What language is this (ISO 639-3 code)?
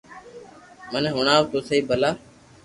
lrk